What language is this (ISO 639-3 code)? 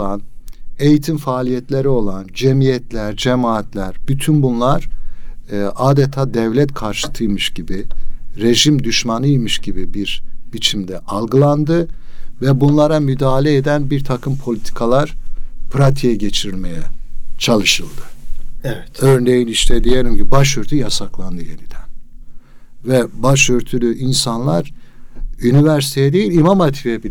tur